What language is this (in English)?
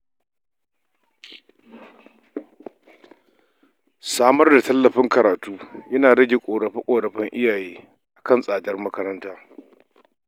Hausa